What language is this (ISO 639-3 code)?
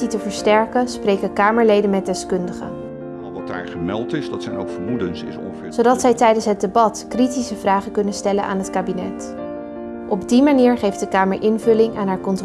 nld